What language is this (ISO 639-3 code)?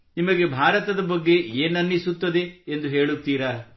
kan